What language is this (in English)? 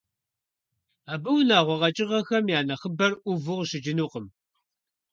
Kabardian